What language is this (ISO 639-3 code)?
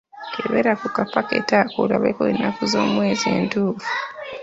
lug